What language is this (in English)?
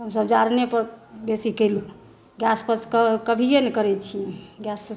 Maithili